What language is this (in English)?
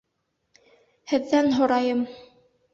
Bashkir